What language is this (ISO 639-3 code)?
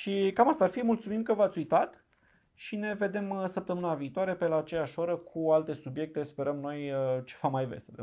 ron